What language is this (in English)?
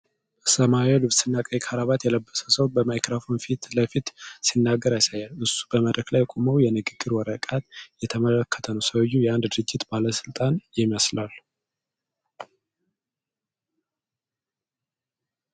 Amharic